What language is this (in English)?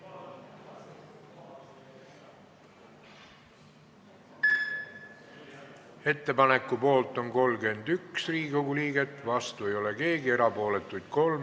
Estonian